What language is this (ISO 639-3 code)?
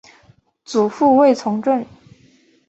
zho